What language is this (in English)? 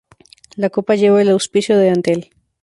Spanish